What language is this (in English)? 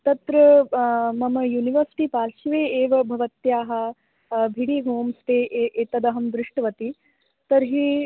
Sanskrit